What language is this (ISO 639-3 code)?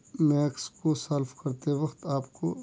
urd